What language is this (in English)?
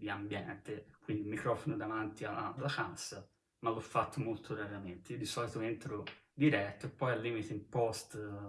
Italian